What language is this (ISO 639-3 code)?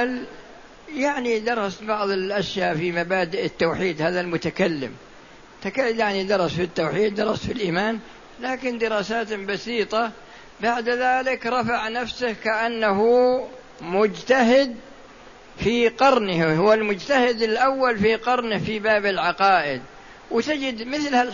ara